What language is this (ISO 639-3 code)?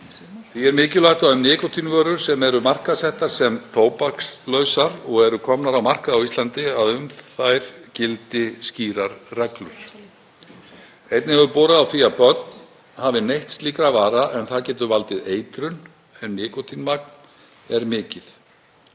isl